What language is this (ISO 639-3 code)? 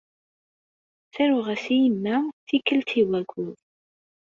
kab